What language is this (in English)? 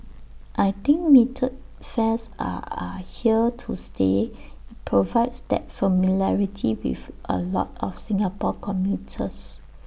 English